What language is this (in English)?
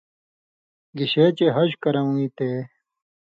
Indus Kohistani